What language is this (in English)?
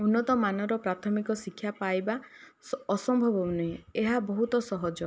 Odia